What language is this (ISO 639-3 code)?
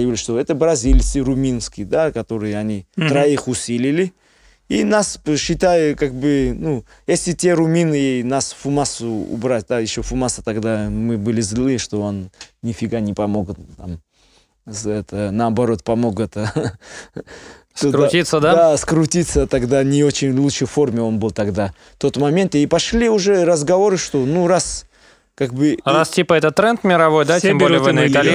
rus